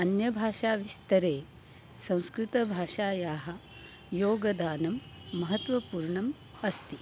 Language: Sanskrit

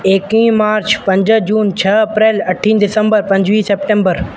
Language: Sindhi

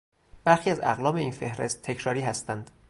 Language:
Persian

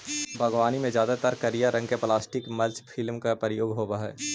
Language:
Magahi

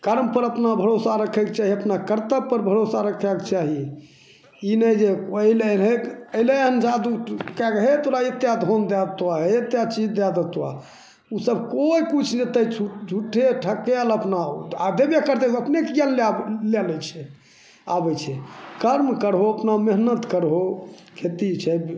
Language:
Maithili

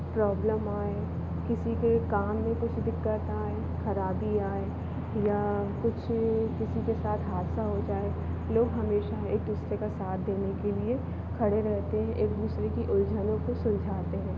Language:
Hindi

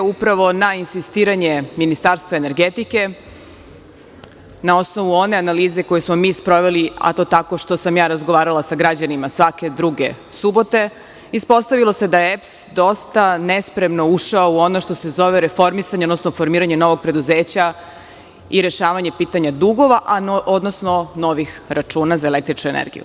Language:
Serbian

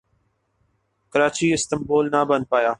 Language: Urdu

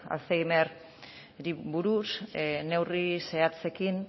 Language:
Basque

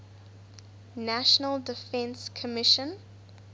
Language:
English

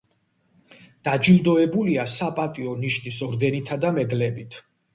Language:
Georgian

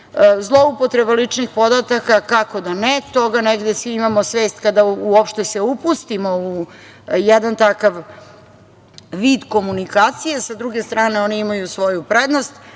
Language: Serbian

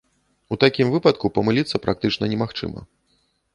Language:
Belarusian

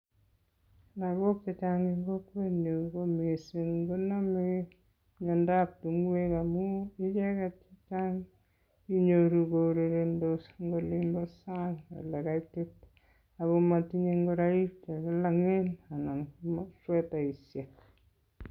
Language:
Kalenjin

